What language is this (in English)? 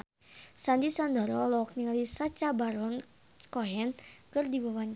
Sundanese